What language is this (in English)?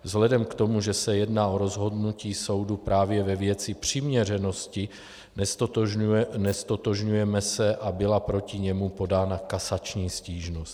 Czech